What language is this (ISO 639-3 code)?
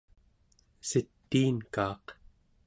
esu